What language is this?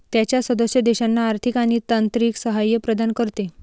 Marathi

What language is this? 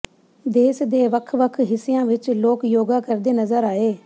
Punjabi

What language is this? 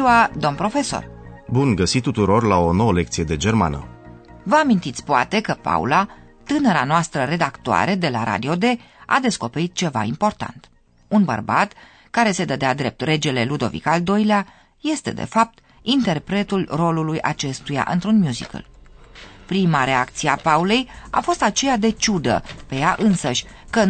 Romanian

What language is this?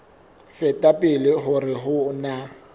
Southern Sotho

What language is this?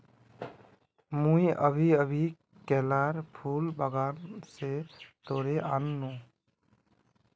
Magahi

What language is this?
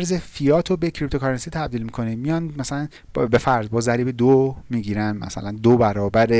Persian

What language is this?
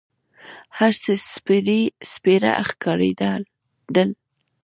Pashto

